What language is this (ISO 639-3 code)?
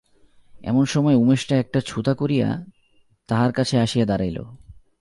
ben